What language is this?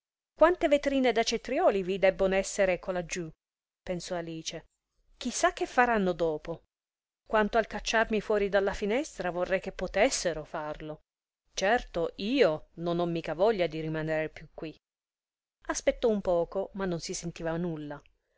Italian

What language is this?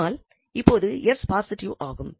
Tamil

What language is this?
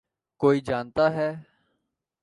Urdu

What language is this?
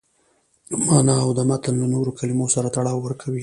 Pashto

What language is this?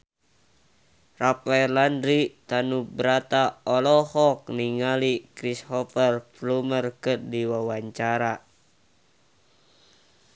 Sundanese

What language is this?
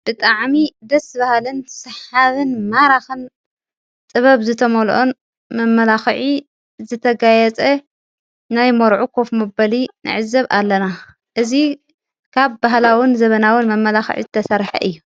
Tigrinya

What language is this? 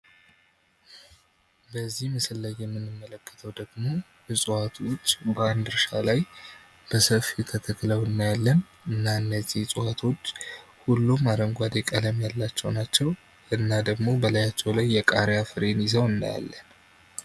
Amharic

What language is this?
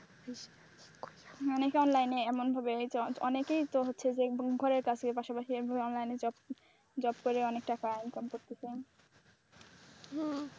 Bangla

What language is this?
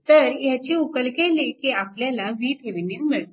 Marathi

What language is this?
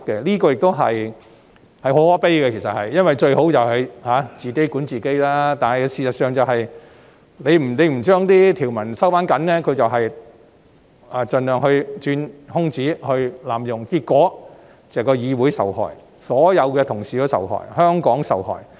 Cantonese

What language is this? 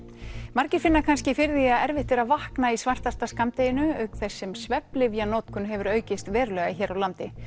Icelandic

